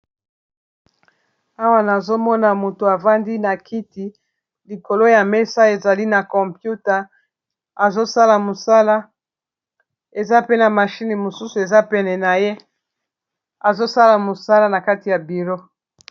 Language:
Lingala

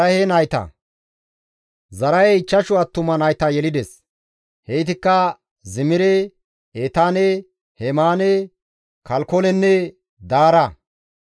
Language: Gamo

